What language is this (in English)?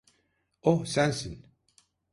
Turkish